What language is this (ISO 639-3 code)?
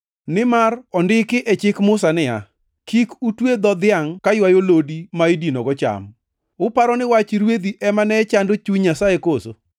luo